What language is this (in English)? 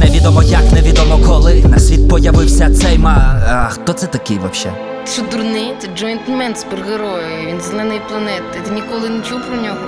Ukrainian